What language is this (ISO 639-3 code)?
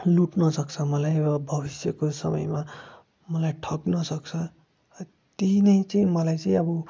nep